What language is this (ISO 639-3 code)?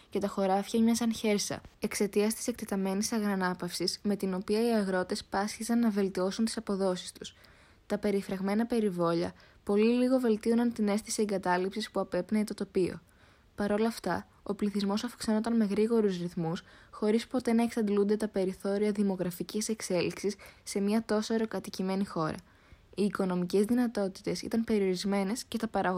ell